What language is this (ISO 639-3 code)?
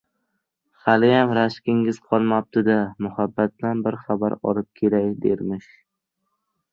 uzb